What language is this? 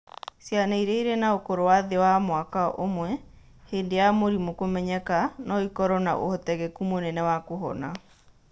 Kikuyu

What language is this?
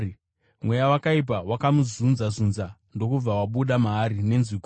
Shona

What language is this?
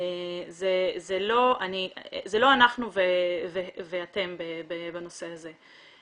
Hebrew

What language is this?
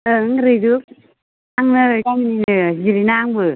Bodo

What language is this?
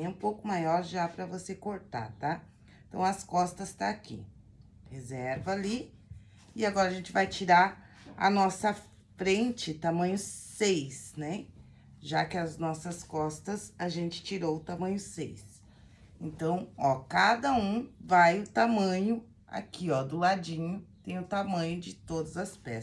Portuguese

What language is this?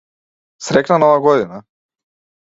Macedonian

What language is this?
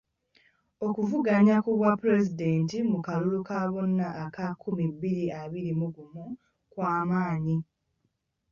Ganda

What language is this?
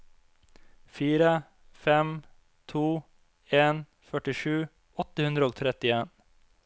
Norwegian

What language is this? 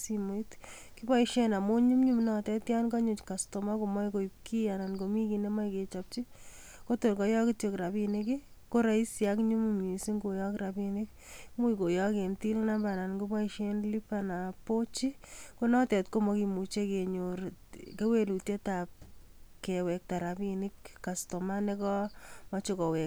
Kalenjin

